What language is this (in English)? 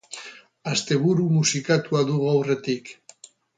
Basque